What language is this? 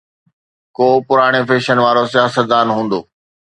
Sindhi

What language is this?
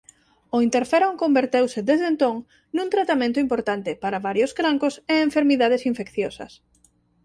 Galician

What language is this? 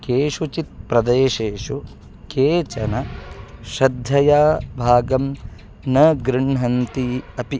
Sanskrit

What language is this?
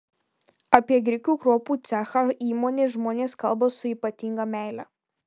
Lithuanian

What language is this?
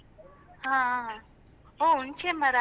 Kannada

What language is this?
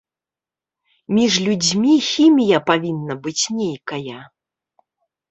Belarusian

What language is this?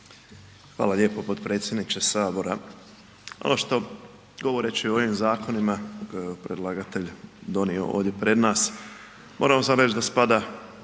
Croatian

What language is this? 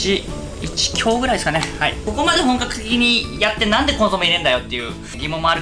Japanese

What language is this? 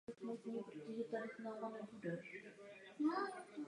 Czech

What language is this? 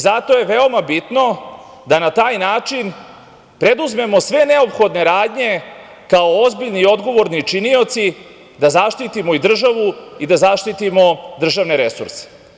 Serbian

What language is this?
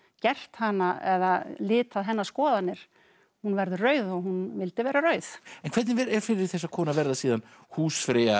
Icelandic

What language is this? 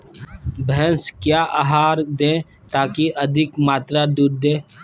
Magahi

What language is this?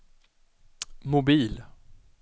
Swedish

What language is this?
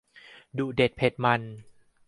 Thai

